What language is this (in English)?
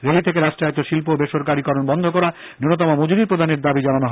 Bangla